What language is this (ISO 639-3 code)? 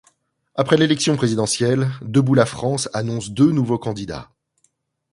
fra